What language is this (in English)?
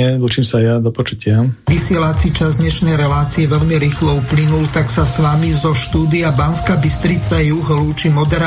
Slovak